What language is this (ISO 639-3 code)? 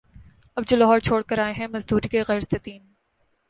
urd